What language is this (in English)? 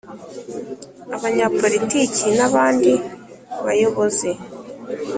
Kinyarwanda